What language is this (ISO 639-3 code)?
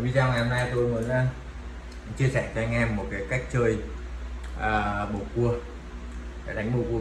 vie